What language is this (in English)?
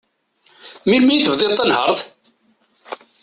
Kabyle